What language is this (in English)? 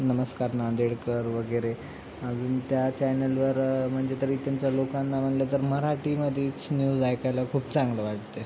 Marathi